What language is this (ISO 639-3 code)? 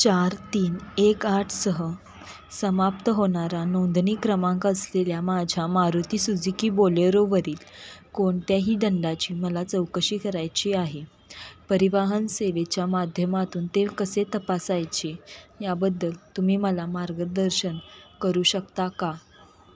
mar